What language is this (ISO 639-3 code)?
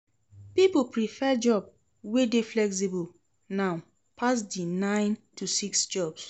pcm